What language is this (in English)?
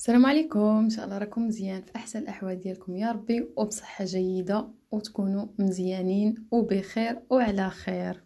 Arabic